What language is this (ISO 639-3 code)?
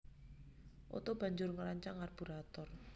jav